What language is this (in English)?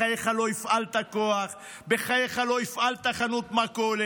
Hebrew